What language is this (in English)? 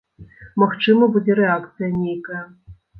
Belarusian